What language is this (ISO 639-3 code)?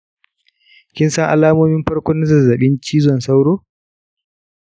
hau